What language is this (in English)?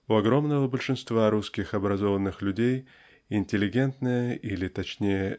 Russian